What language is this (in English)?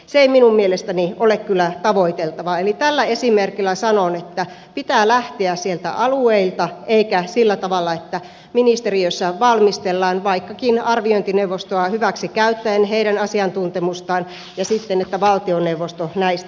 Finnish